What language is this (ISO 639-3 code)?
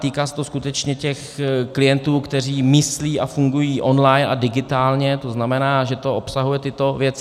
ces